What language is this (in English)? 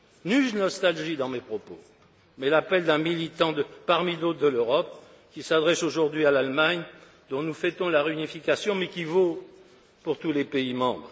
French